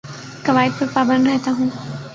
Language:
Urdu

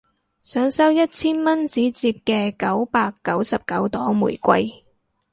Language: Cantonese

